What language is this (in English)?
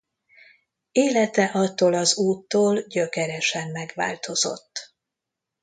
Hungarian